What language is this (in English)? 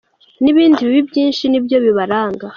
Kinyarwanda